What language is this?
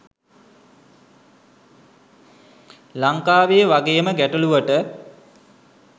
Sinhala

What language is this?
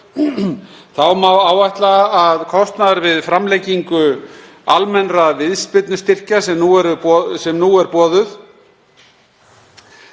Icelandic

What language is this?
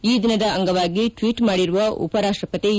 Kannada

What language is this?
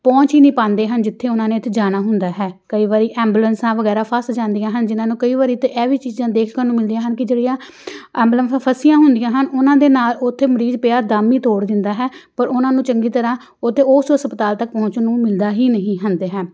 Punjabi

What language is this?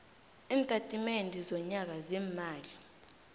South Ndebele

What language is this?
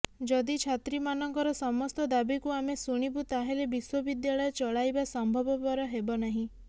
Odia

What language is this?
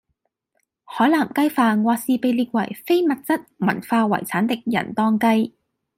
Cantonese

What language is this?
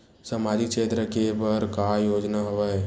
Chhattisgarhi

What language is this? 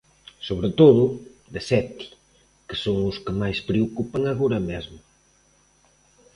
Galician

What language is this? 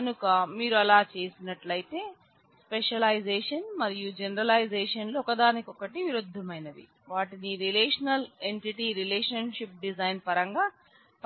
Telugu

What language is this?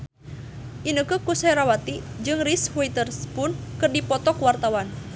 Sundanese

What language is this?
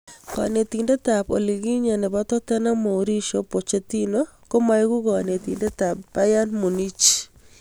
Kalenjin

